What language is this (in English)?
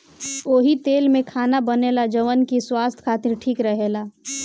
Bhojpuri